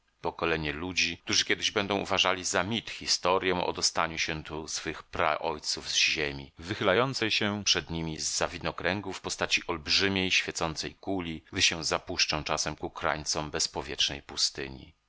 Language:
Polish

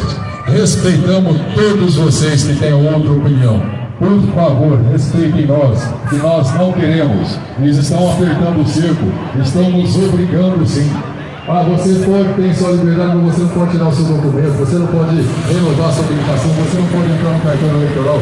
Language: Portuguese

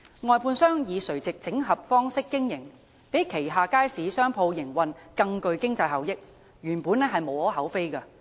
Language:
Cantonese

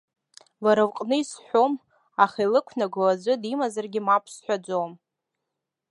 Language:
Abkhazian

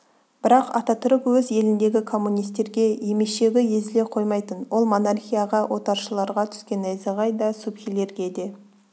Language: Kazakh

